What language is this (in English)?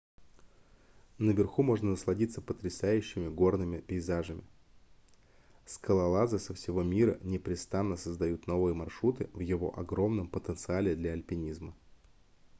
Russian